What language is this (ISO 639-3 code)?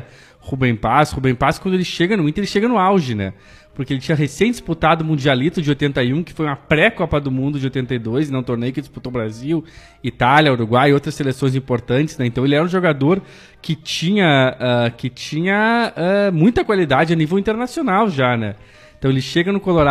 por